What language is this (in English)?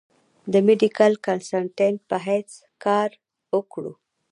Pashto